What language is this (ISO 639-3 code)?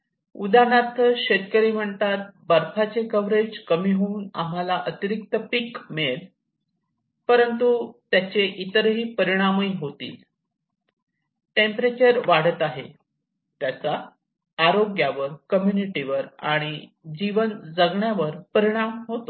mar